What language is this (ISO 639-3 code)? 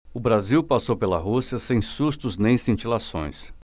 por